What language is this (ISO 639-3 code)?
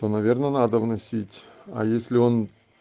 rus